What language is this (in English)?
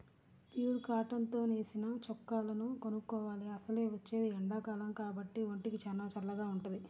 Telugu